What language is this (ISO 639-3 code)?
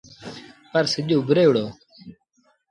sbn